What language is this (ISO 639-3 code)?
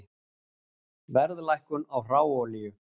isl